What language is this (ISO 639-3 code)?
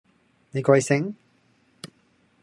yue